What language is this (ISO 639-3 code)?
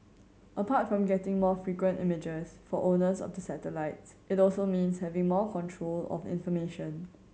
eng